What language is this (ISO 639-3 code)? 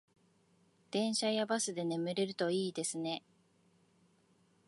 jpn